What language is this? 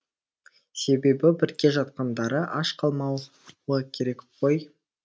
Kazakh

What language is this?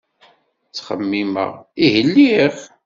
Kabyle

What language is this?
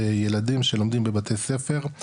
Hebrew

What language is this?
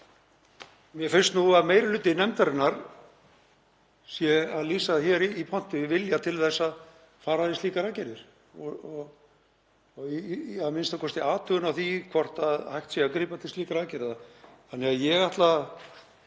Icelandic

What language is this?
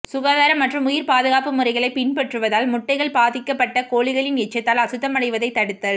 Tamil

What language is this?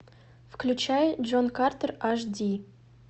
Russian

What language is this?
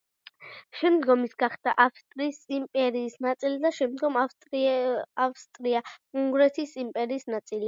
Georgian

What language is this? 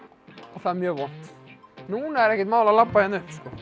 Icelandic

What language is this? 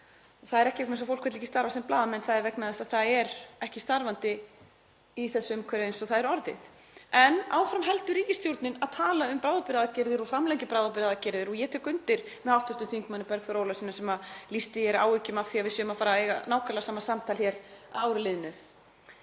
Icelandic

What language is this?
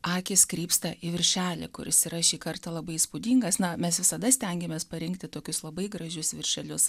Lithuanian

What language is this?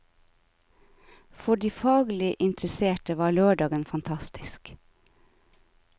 Norwegian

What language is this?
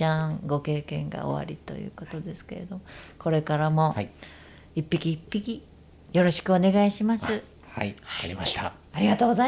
Japanese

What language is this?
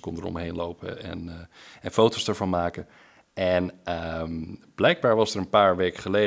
Dutch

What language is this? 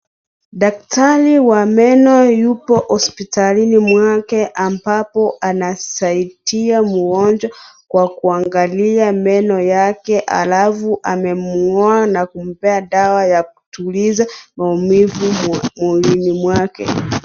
Swahili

